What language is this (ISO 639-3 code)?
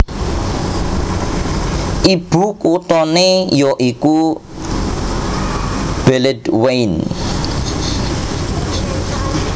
jav